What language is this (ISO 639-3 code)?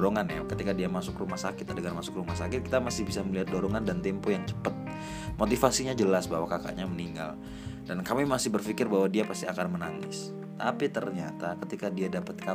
ind